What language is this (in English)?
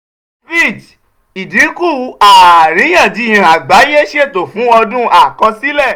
Yoruba